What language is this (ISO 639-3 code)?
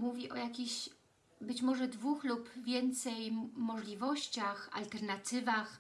pol